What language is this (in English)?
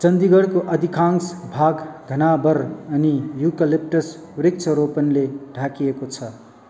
Nepali